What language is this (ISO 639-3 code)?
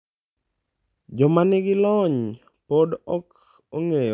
luo